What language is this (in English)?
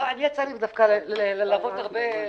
Hebrew